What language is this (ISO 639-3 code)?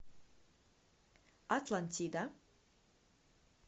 rus